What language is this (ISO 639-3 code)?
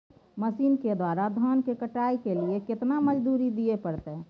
mai